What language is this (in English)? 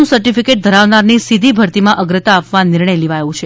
Gujarati